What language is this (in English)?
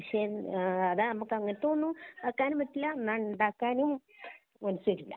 Malayalam